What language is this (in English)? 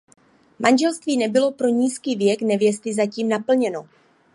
Czech